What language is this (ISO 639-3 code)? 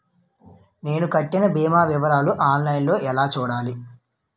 tel